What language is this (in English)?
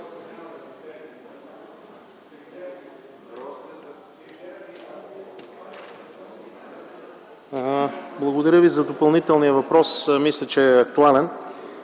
Bulgarian